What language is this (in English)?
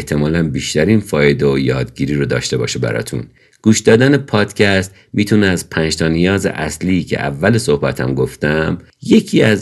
Persian